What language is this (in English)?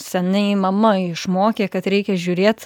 Lithuanian